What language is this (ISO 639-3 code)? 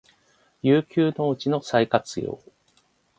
jpn